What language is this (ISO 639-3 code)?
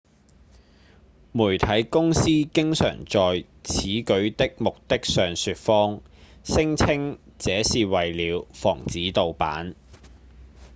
yue